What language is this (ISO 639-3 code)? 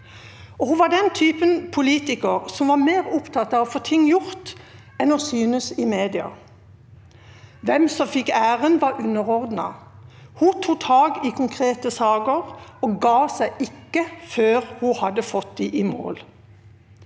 nor